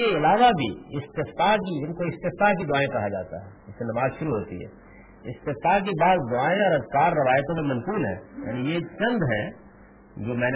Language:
Urdu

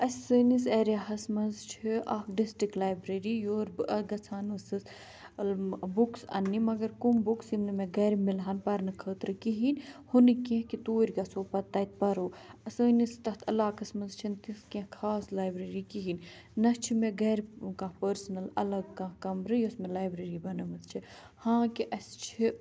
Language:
Kashmiri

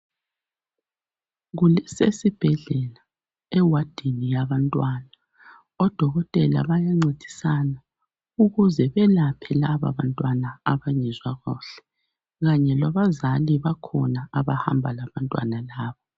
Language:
North Ndebele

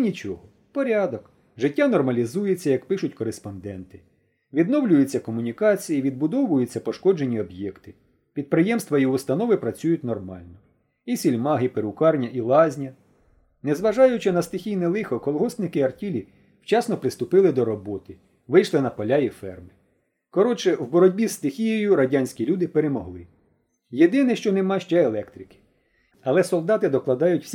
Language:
Ukrainian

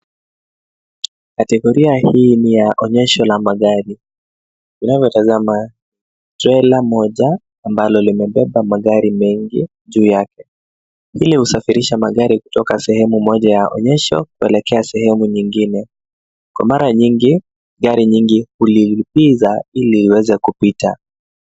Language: Swahili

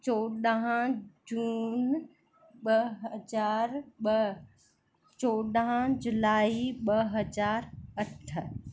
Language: Sindhi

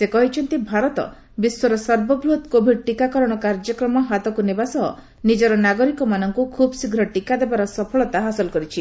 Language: Odia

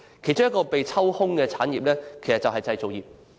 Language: Cantonese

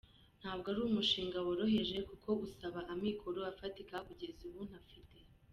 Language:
Kinyarwanda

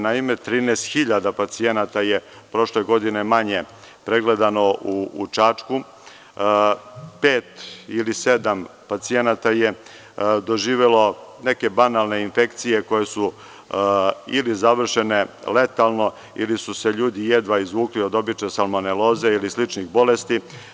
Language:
Serbian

